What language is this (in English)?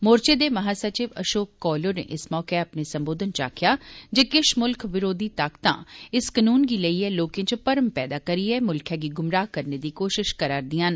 Dogri